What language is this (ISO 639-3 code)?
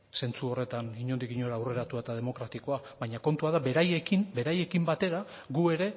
eus